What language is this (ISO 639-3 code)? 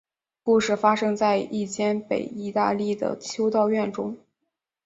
zho